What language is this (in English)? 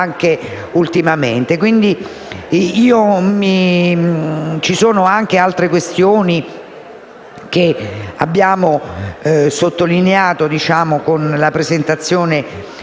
Italian